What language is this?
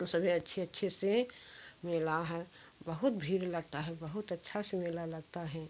Hindi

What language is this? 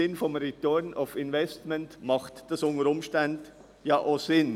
Swiss German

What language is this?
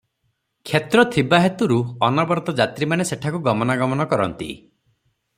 Odia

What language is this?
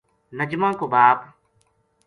Gujari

